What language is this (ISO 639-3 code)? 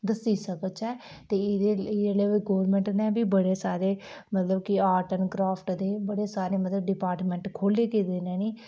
doi